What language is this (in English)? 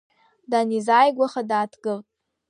Abkhazian